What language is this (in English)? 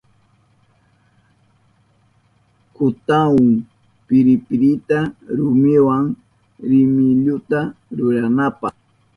Southern Pastaza Quechua